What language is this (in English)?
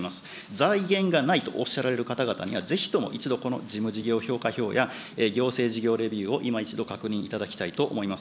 Japanese